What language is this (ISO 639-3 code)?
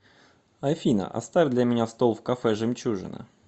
rus